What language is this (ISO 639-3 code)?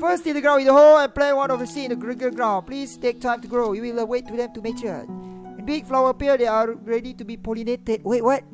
msa